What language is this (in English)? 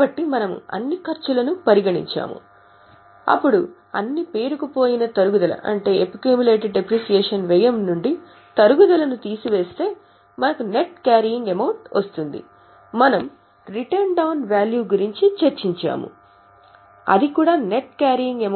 Telugu